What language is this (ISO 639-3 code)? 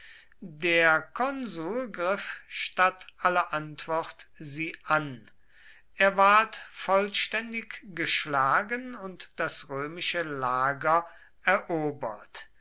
deu